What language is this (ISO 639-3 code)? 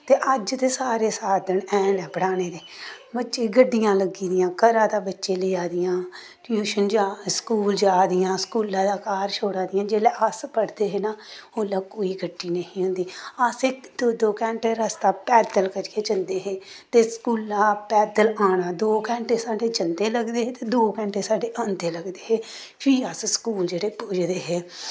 doi